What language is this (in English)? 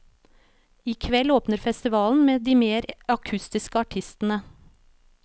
Norwegian